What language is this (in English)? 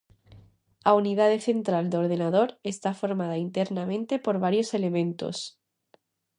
Galician